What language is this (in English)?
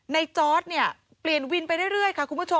Thai